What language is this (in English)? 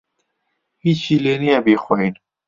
Central Kurdish